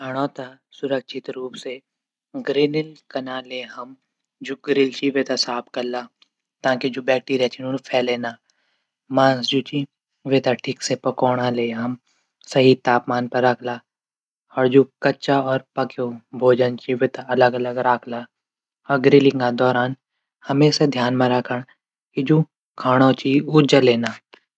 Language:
Garhwali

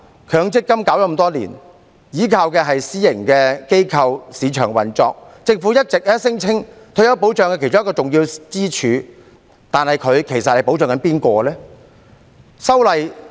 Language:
Cantonese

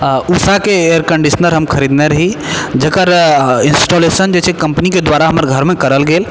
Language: Maithili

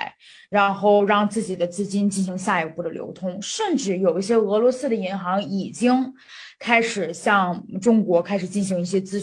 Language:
Chinese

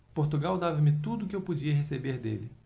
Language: Portuguese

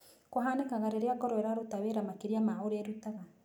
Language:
Kikuyu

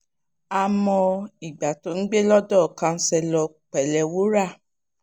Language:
Yoruba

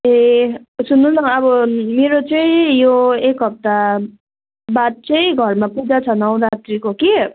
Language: Nepali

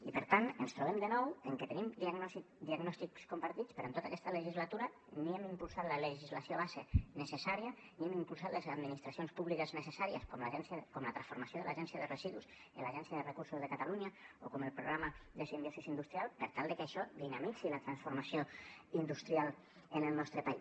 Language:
Catalan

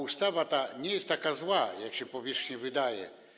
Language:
Polish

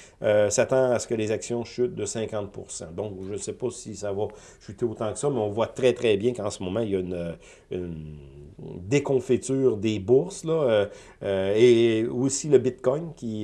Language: French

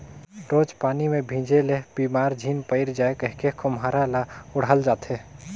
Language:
Chhattisgarhi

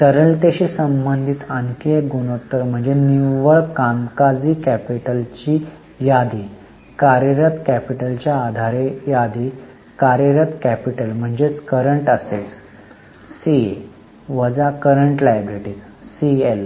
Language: Marathi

